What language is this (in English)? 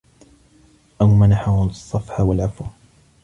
Arabic